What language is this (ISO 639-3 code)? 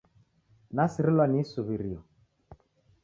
dav